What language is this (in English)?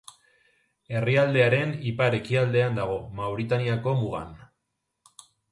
Basque